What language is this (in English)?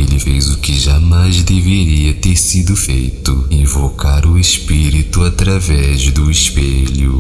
Portuguese